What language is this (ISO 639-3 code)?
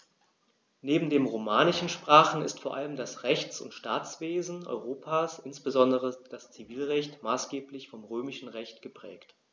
deu